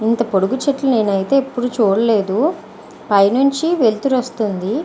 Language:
Telugu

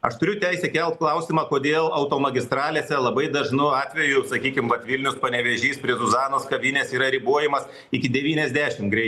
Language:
Lithuanian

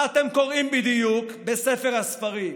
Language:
Hebrew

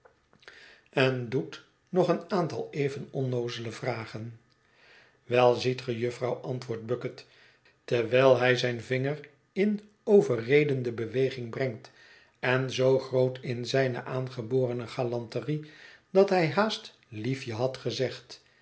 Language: Dutch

